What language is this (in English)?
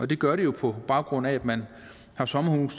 Danish